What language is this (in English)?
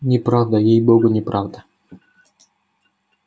Russian